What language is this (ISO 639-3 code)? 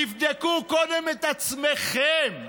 heb